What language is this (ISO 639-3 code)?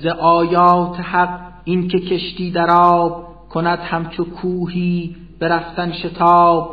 fas